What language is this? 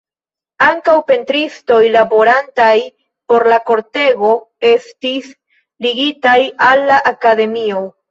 Esperanto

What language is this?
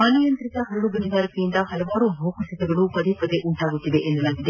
Kannada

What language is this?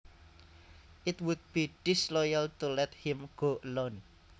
Javanese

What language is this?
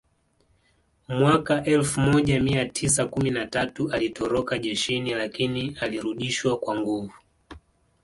Swahili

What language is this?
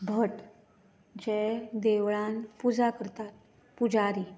Konkani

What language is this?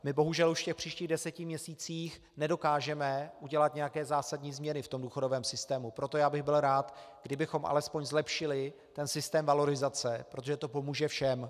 Czech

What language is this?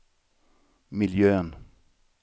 Swedish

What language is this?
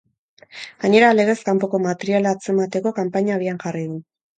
Basque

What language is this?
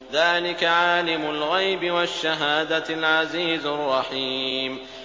Arabic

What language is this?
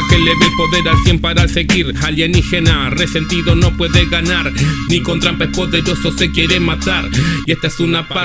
Spanish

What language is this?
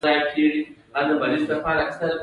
Pashto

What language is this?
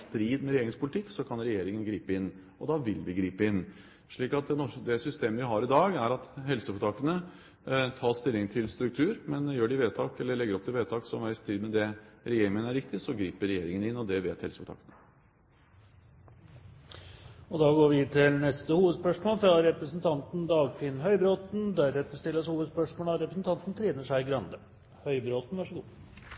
Norwegian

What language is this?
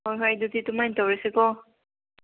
Manipuri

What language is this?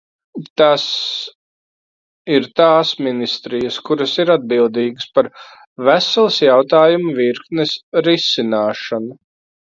Latvian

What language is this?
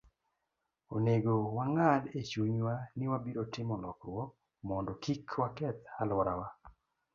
Luo (Kenya and Tanzania)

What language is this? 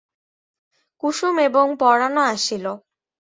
Bangla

